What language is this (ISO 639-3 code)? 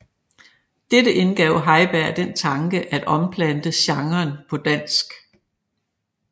dan